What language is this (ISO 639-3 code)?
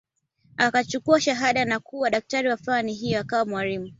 swa